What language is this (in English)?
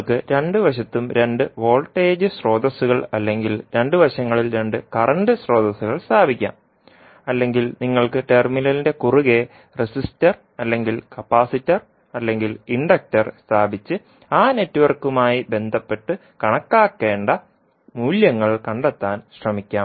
Malayalam